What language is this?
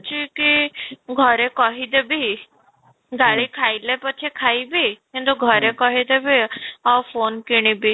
Odia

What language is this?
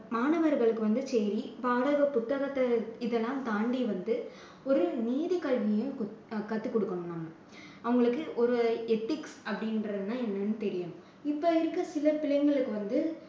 Tamil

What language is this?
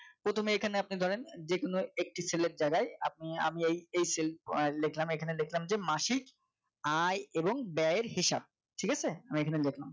Bangla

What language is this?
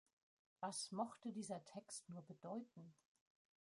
German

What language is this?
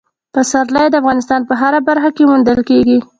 Pashto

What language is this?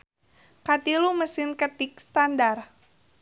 Sundanese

